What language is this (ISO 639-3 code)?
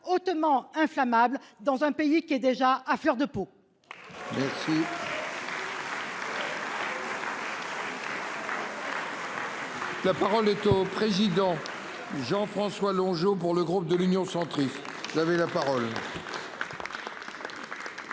fra